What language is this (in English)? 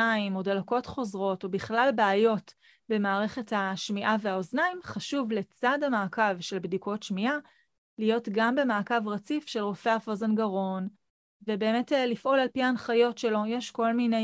Hebrew